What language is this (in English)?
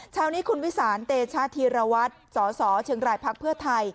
Thai